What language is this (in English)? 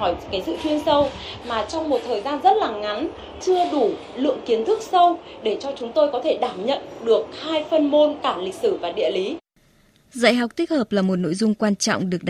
Vietnamese